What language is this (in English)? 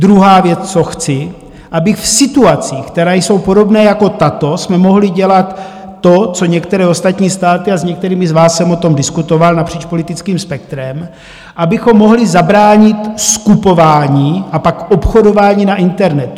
Czech